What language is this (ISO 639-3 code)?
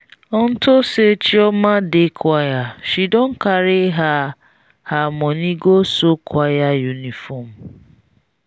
pcm